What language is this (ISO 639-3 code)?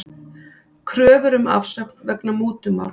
isl